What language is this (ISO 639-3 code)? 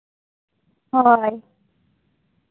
sat